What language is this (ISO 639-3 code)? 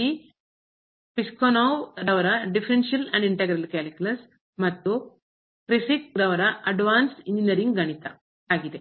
kan